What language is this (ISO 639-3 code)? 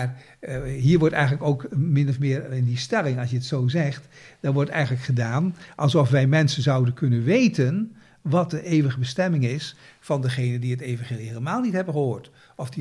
nld